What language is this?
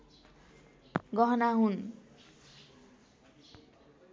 Nepali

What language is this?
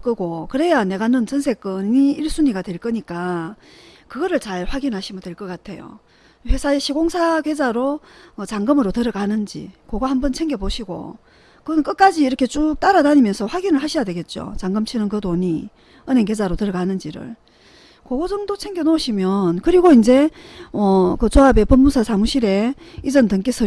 Korean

